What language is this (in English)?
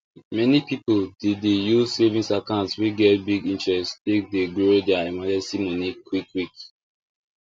Nigerian Pidgin